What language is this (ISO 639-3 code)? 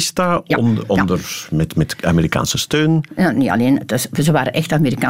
nld